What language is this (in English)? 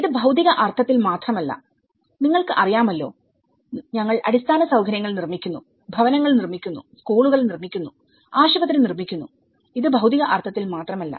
Malayalam